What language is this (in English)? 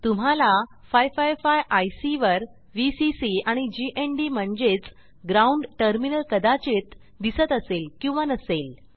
Marathi